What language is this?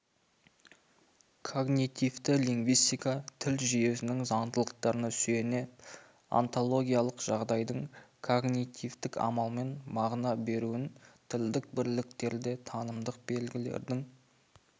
Kazakh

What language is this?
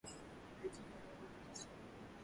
Swahili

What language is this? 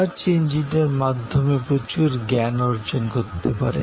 Bangla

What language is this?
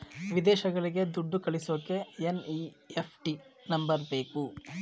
Kannada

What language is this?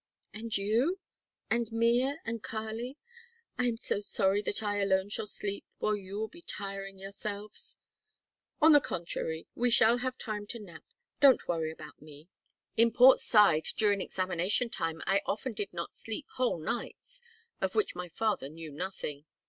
English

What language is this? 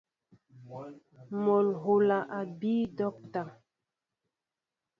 Mbo (Cameroon)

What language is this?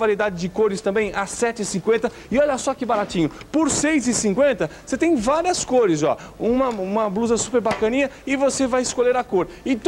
Portuguese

